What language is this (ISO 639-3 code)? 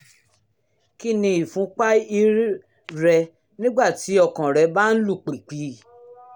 yor